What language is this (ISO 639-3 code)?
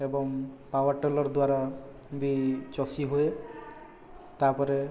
ori